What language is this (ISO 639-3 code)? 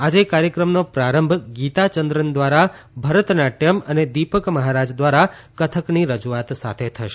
guj